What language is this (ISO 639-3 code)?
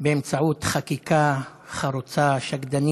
heb